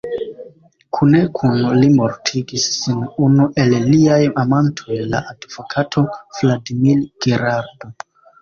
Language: Esperanto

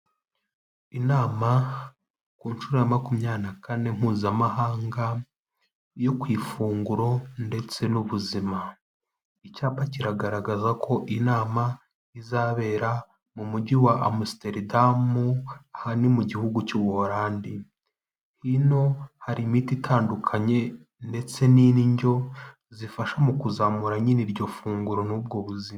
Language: Kinyarwanda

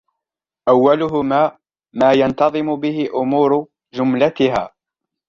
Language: Arabic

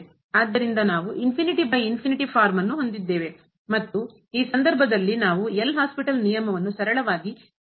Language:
Kannada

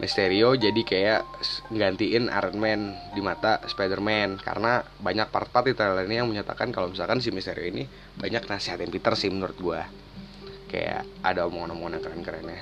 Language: Indonesian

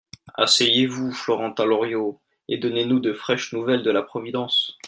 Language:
French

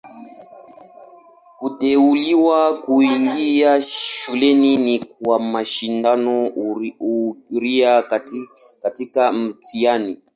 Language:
Swahili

